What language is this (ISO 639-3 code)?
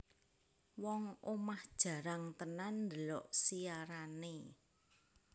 jav